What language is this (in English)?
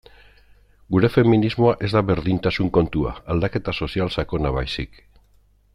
Basque